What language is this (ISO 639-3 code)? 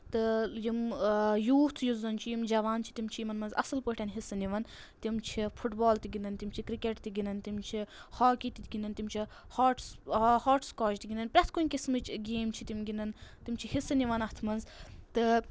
kas